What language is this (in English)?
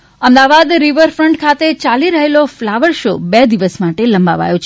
Gujarati